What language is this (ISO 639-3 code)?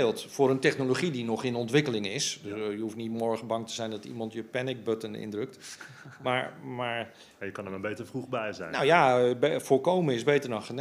nld